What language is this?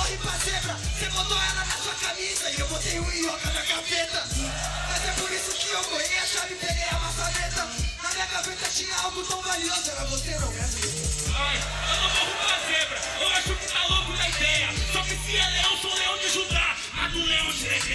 Portuguese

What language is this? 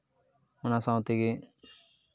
Santali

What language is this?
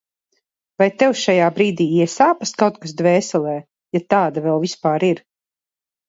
Latvian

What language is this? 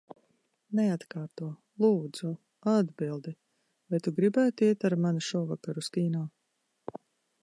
Latvian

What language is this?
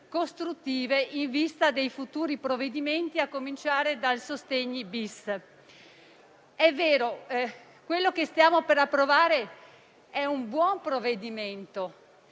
Italian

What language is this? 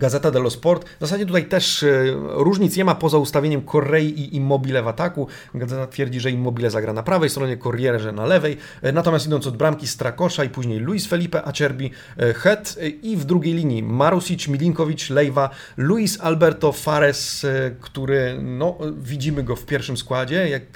Polish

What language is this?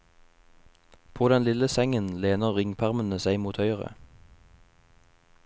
Norwegian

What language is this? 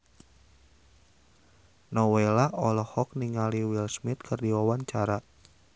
Sundanese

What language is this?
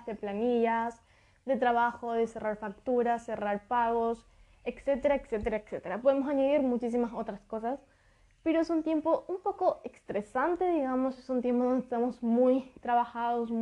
Spanish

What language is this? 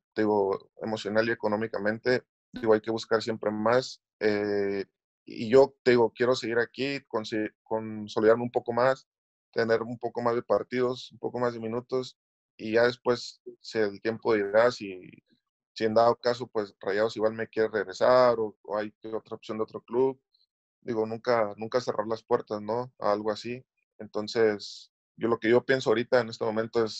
Spanish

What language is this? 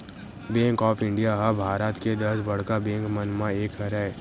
Chhattisgarhi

